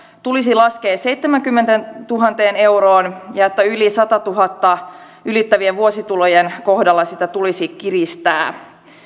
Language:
Finnish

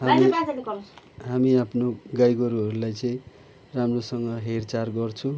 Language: Nepali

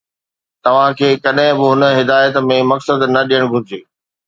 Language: Sindhi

